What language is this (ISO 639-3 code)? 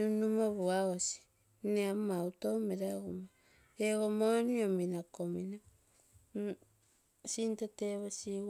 buo